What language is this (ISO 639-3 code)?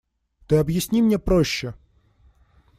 rus